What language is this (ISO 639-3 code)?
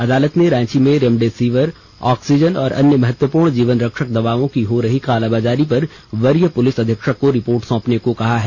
hin